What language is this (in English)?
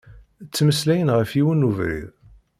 Kabyle